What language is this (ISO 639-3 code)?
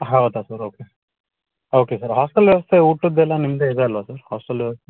kan